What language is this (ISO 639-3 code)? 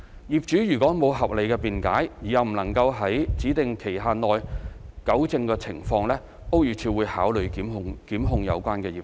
yue